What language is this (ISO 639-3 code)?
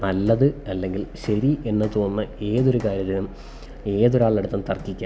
mal